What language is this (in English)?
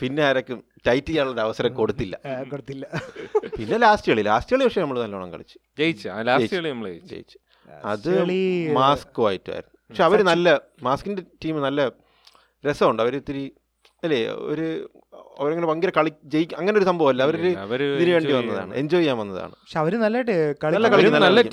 Malayalam